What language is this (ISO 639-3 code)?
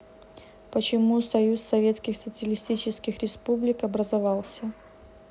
rus